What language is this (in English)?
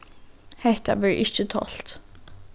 Faroese